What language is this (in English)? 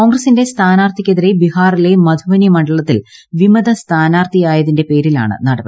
Malayalam